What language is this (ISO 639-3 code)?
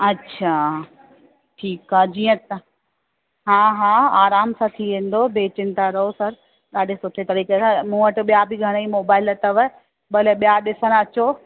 snd